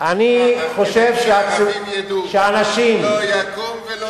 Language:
Hebrew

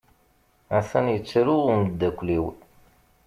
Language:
Kabyle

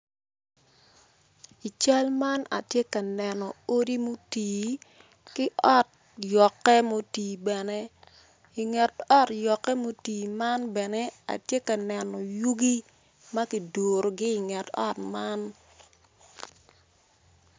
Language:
Acoli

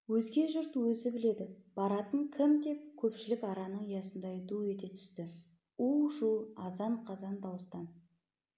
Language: Kazakh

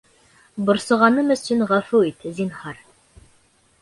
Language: Bashkir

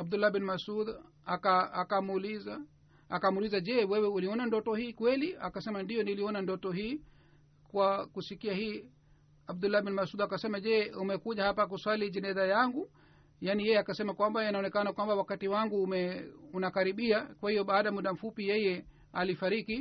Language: Swahili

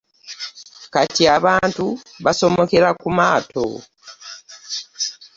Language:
Ganda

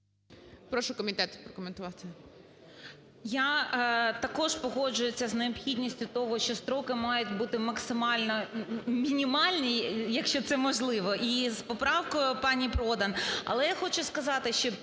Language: Ukrainian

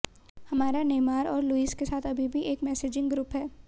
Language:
Hindi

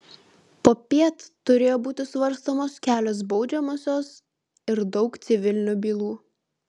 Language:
Lithuanian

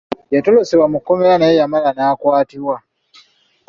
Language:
Ganda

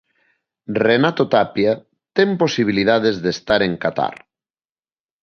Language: Galician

